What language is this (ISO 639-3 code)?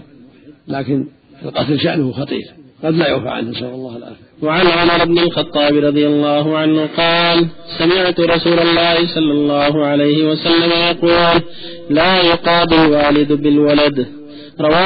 ara